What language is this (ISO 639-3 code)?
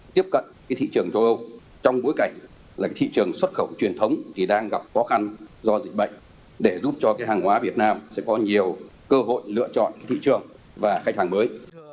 vie